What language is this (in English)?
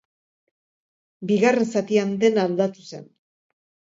Basque